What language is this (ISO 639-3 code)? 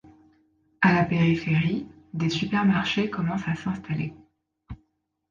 fra